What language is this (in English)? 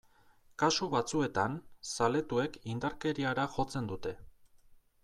Basque